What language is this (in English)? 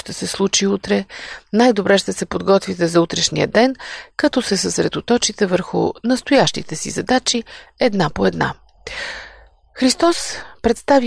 Bulgarian